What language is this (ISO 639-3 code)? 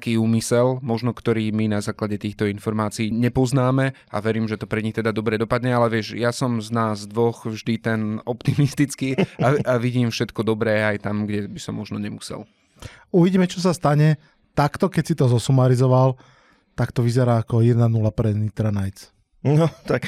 slk